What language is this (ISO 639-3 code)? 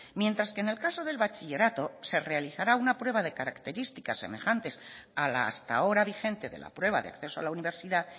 spa